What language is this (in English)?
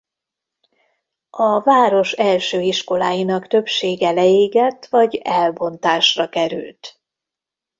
Hungarian